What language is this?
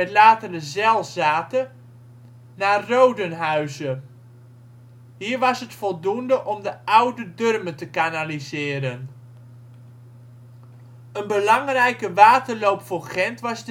Dutch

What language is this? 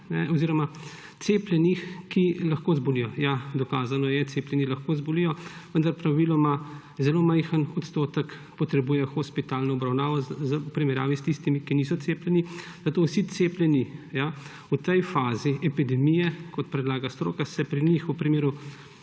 Slovenian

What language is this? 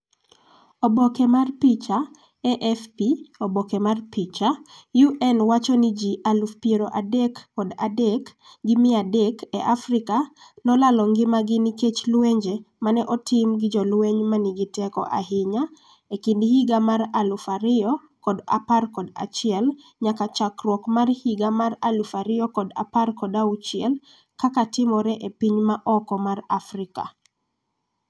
Luo (Kenya and Tanzania)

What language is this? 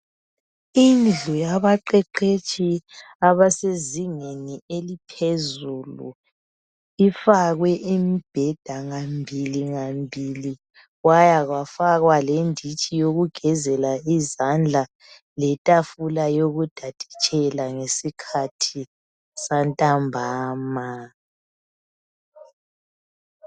North Ndebele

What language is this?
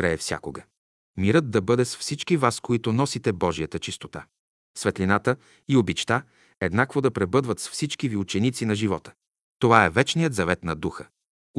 Bulgarian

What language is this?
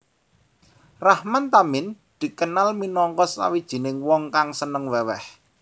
Javanese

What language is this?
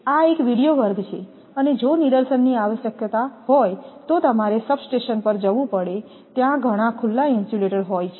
Gujarati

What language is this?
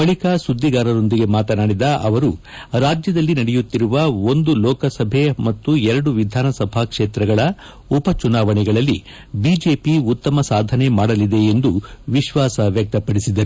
Kannada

